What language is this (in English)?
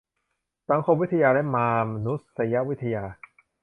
Thai